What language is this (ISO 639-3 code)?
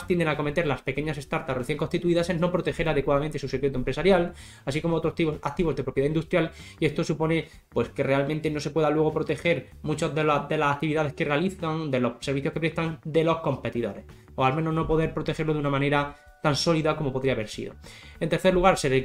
spa